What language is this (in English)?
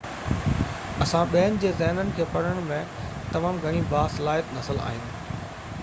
Sindhi